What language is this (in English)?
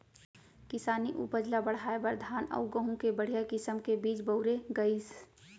Chhattisgarhi